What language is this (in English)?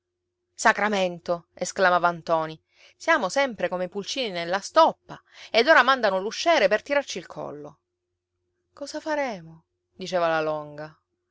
Italian